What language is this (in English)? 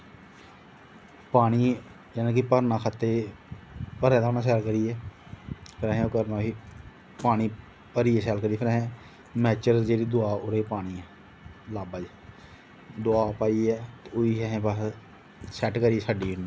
Dogri